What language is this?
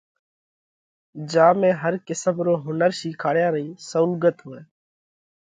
Parkari Koli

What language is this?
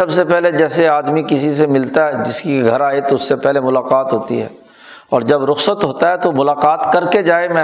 Urdu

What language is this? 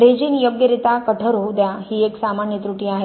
Marathi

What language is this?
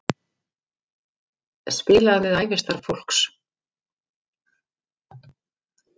Icelandic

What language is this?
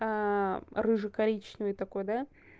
Russian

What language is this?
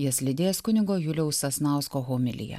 Lithuanian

